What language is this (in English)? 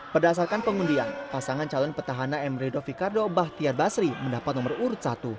Indonesian